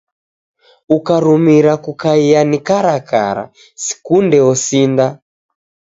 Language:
Taita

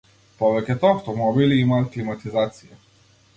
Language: Macedonian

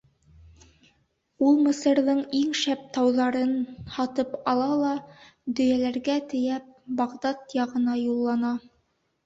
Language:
Bashkir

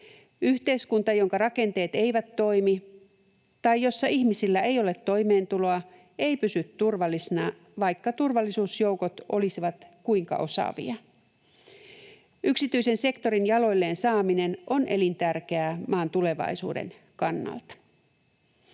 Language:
Finnish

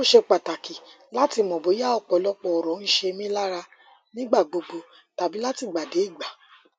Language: Yoruba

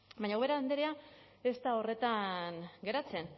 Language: Basque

